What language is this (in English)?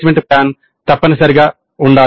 Telugu